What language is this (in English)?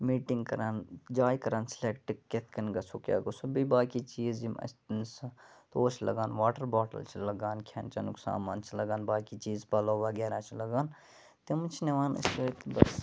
Kashmiri